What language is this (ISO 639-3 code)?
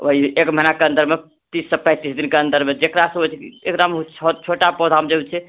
mai